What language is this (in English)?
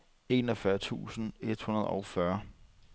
Danish